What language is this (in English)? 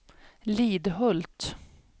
Swedish